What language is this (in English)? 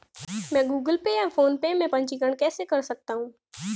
Hindi